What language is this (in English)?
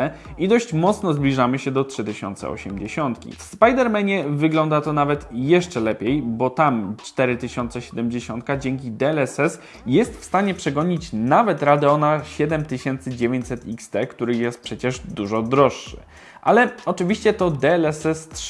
Polish